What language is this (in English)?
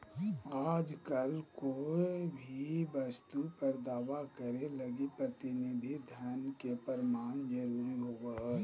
Magahi